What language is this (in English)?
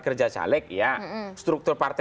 Indonesian